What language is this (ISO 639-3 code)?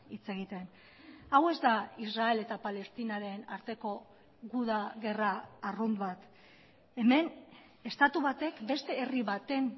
eus